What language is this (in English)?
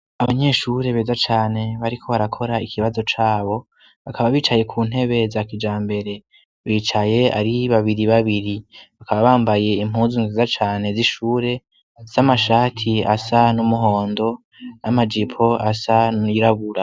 Rundi